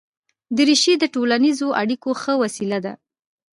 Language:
Pashto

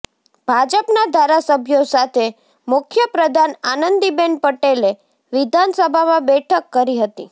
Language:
Gujarati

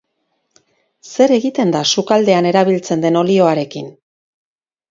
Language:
Basque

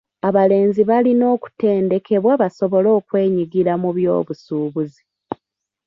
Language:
Ganda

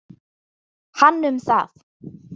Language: Icelandic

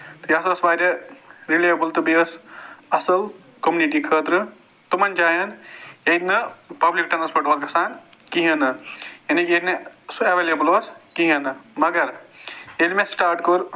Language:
Kashmiri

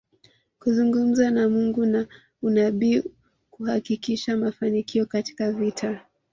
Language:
Swahili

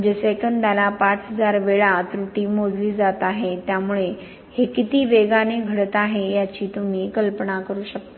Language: Marathi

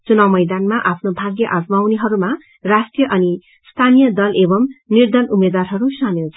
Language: Nepali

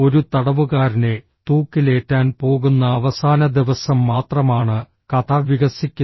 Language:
Malayalam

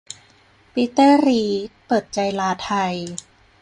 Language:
Thai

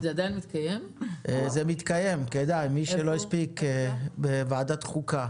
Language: Hebrew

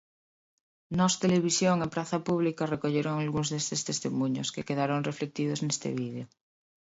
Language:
Galician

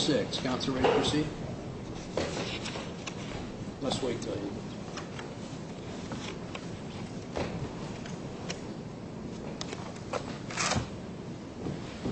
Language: English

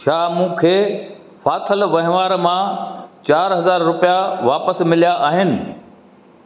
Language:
Sindhi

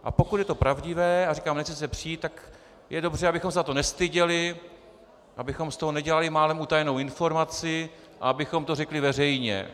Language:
Czech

